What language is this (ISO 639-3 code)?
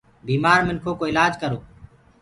ggg